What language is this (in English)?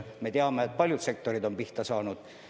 Estonian